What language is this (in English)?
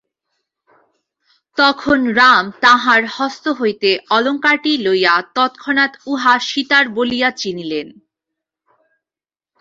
Bangla